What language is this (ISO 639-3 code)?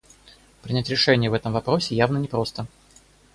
rus